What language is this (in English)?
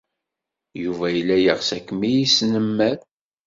Kabyle